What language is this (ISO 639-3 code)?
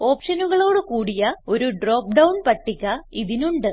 mal